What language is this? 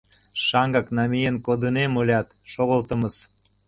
Mari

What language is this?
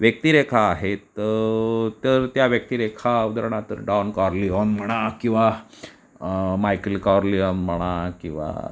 Marathi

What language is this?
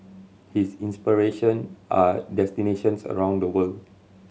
English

